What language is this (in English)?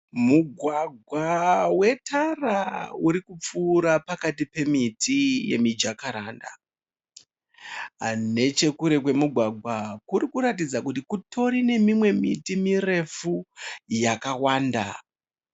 Shona